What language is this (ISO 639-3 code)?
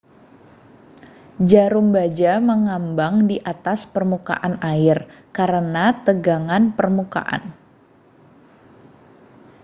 ind